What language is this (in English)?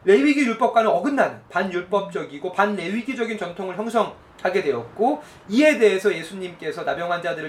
Korean